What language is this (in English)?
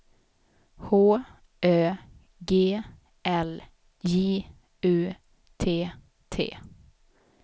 Swedish